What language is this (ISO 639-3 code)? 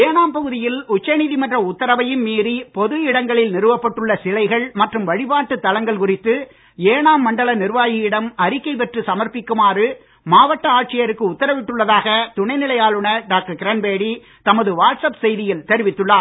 tam